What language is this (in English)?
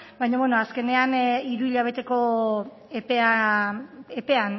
Basque